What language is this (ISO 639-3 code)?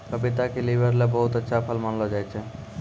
mai